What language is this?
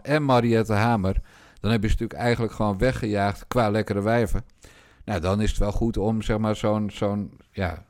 Dutch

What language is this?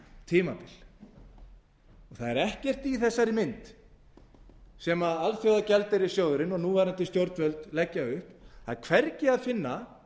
Icelandic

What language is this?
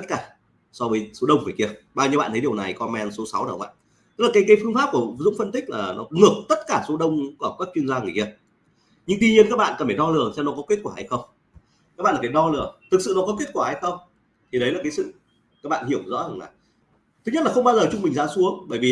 Vietnamese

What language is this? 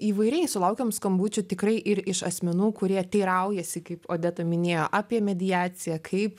Lithuanian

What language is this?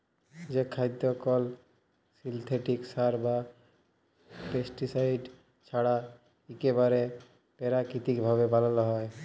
Bangla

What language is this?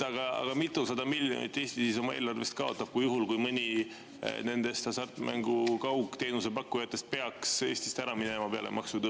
Estonian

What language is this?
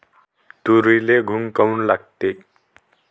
Marathi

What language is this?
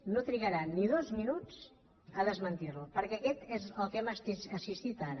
Catalan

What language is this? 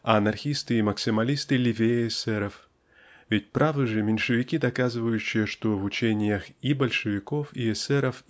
Russian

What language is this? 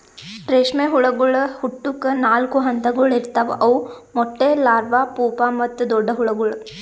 Kannada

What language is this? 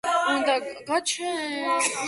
Georgian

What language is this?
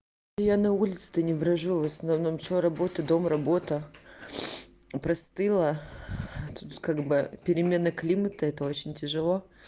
Russian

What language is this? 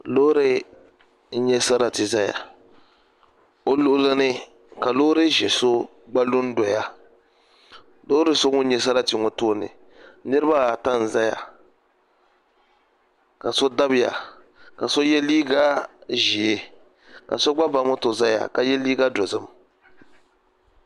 Dagbani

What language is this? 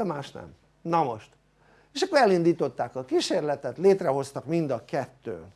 Hungarian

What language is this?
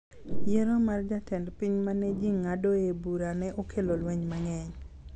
Luo (Kenya and Tanzania)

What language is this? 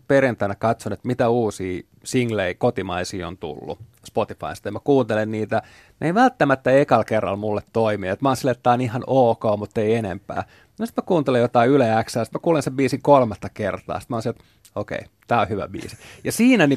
Finnish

